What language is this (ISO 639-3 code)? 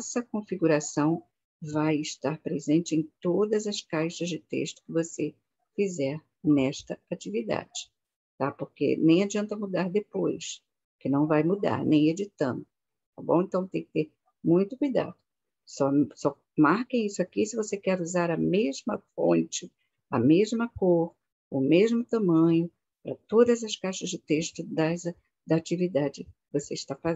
por